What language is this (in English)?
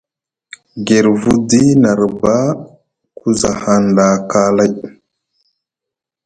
Musgu